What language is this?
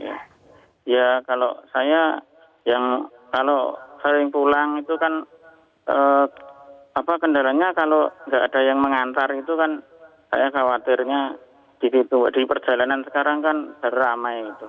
Indonesian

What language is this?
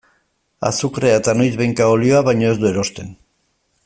Basque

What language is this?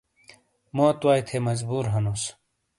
Shina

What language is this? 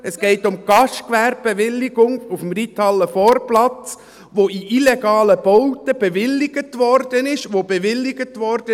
Swiss German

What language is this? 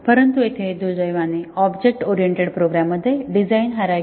Marathi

